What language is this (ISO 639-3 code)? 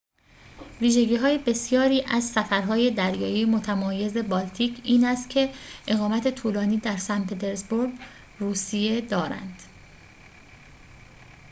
fas